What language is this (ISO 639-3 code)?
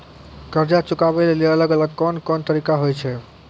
mai